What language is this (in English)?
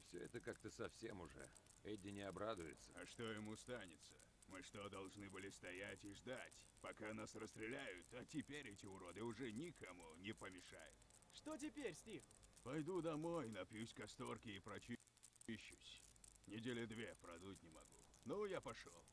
Russian